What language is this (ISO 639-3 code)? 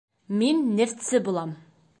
bak